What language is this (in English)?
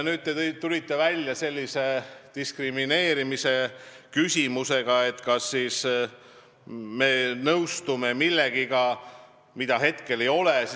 Estonian